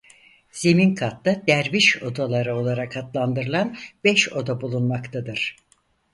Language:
Turkish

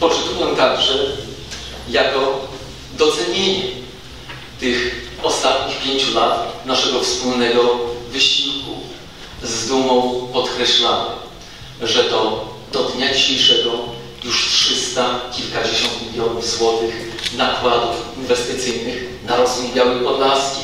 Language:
Polish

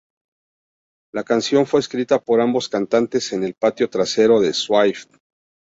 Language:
Spanish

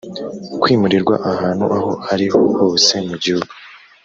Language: Kinyarwanda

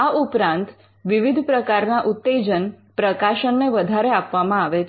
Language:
Gujarati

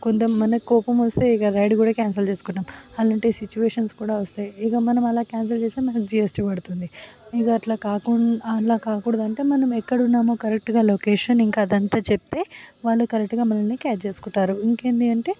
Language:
Telugu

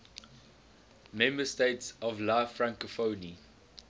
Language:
English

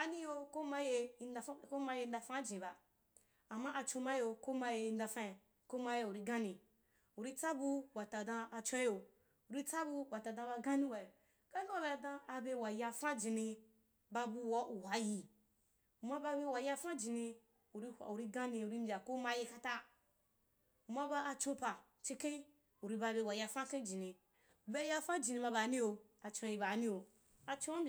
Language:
Wapan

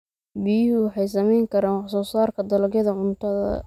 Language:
Somali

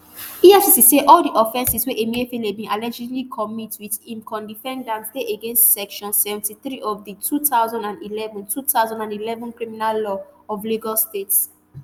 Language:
Nigerian Pidgin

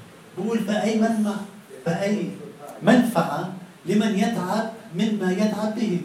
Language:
Arabic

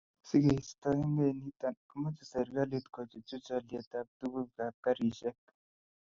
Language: Kalenjin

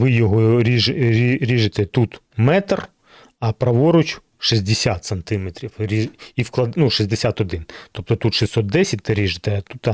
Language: Ukrainian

